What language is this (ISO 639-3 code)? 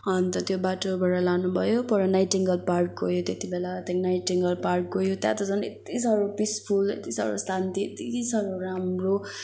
nep